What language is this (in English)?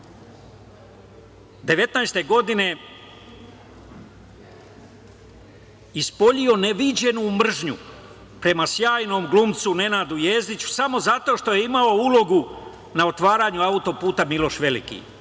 Serbian